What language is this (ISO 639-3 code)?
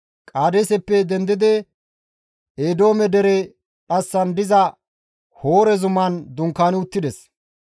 gmv